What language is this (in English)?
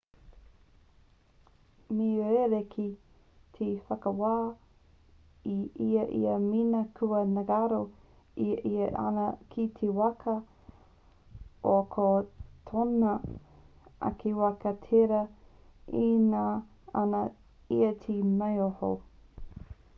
Māori